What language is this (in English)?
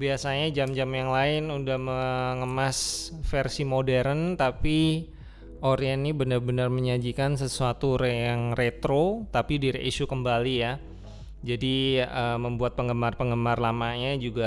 Indonesian